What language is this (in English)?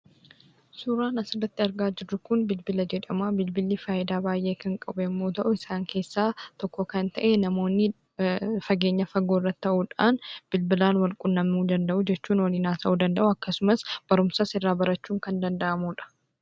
Oromo